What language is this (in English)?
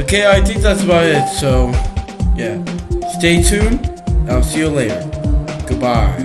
English